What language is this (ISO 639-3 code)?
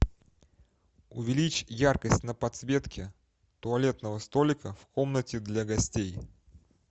rus